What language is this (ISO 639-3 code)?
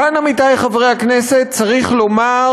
heb